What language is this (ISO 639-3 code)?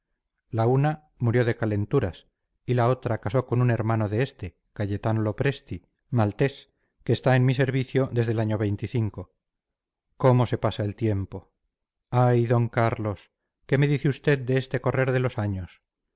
spa